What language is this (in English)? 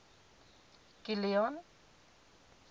Afrikaans